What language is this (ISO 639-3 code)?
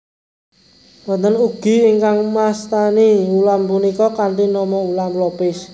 jav